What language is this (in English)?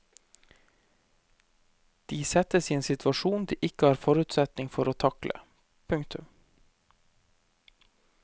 Norwegian